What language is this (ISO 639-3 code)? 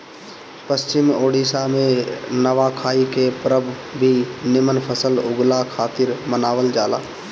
bho